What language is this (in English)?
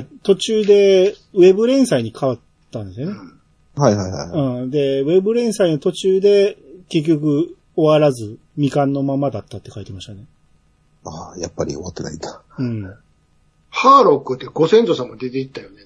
Japanese